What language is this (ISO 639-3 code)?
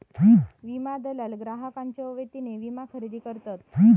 mar